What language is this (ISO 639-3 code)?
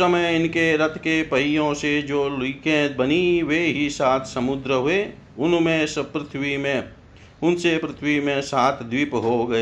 hin